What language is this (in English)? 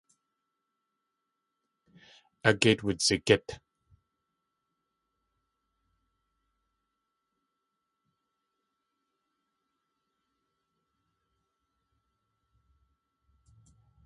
Tlingit